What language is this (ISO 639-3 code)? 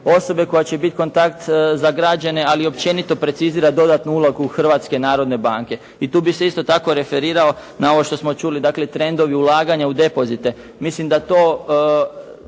hrv